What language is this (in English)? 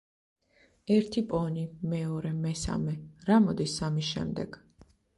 Georgian